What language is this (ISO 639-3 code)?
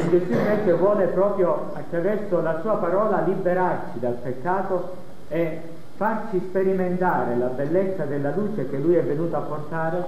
ita